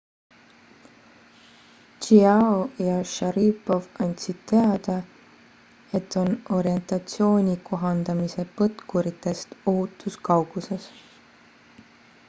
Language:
Estonian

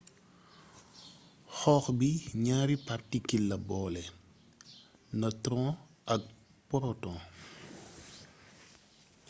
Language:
Wolof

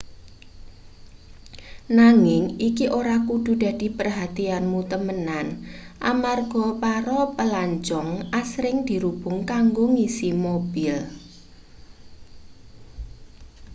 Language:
Javanese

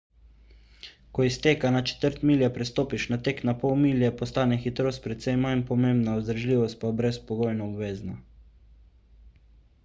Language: Slovenian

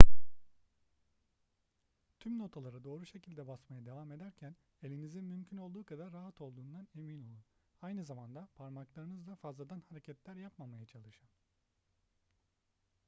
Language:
Turkish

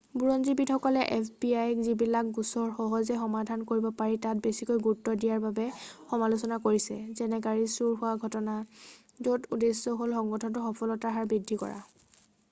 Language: Assamese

